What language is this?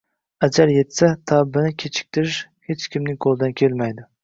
Uzbek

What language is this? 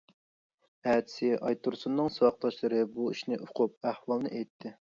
Uyghur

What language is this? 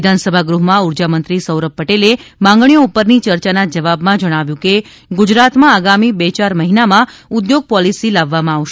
Gujarati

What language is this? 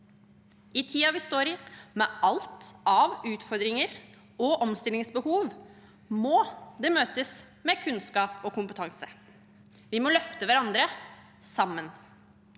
Norwegian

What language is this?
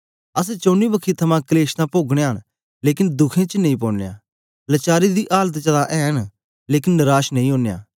Dogri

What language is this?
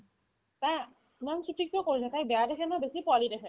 Assamese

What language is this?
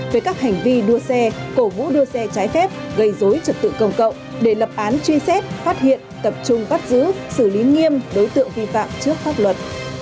Vietnamese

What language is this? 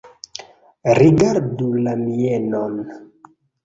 Esperanto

